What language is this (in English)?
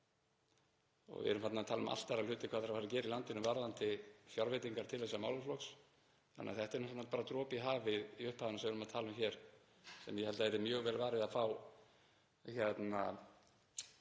Icelandic